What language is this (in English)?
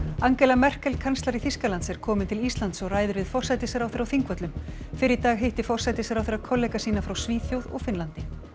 Icelandic